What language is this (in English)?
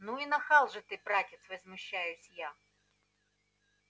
Russian